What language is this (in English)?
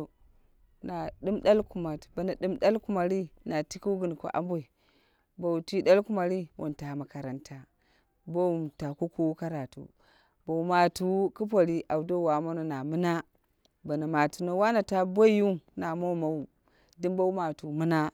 Dera (Nigeria)